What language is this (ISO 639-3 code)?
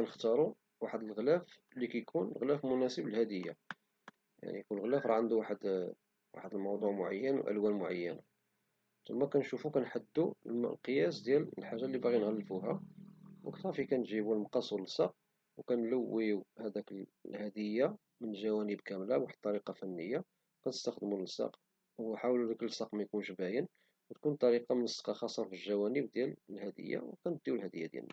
ary